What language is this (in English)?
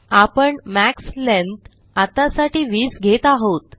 Marathi